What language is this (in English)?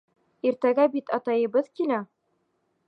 Bashkir